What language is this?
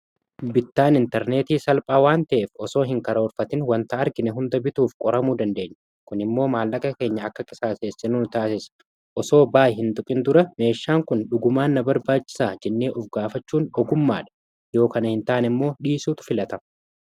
Oromo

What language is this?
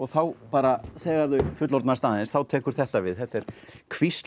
Icelandic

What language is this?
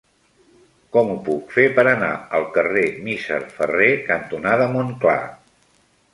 Catalan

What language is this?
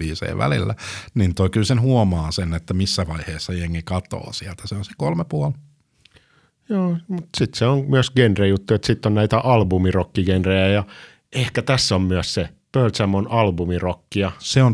Finnish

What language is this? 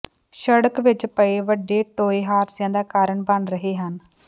Punjabi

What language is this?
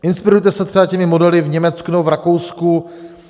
Czech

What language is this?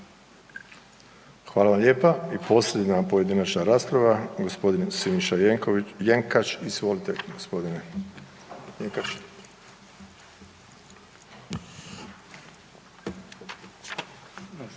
Croatian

